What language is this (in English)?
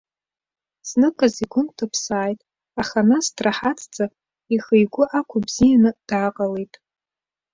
Abkhazian